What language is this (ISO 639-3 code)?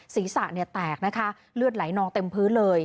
tha